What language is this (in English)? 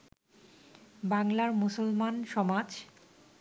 Bangla